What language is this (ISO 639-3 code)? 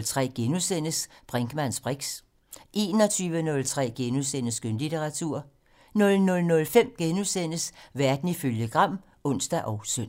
dan